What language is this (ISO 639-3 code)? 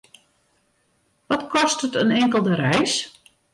fry